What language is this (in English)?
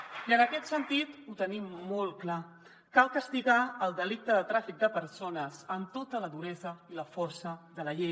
Catalan